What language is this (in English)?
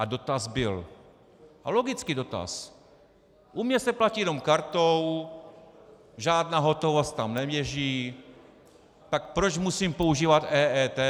Czech